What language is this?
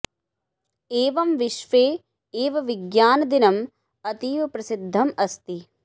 Sanskrit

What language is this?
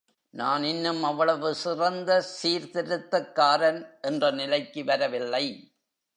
Tamil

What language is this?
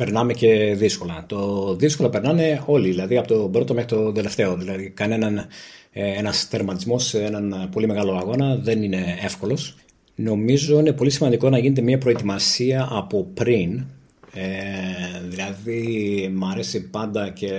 Greek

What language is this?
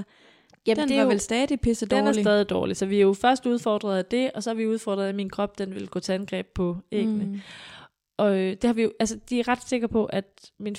Danish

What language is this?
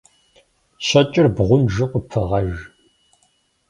Kabardian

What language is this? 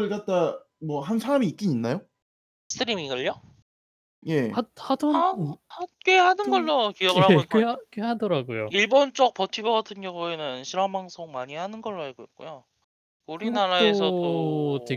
Korean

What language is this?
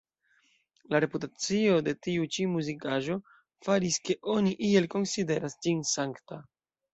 Esperanto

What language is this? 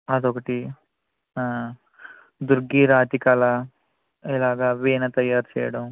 Telugu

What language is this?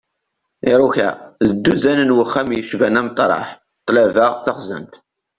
Kabyle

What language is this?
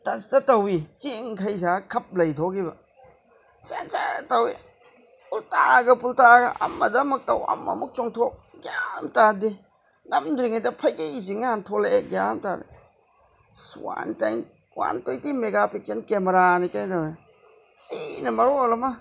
Manipuri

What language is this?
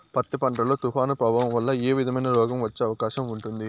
Telugu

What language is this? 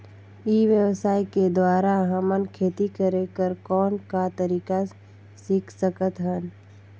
Chhattisgarhi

